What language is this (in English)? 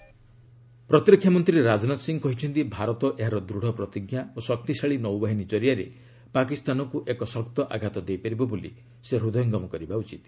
Odia